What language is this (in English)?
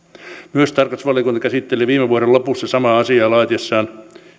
Finnish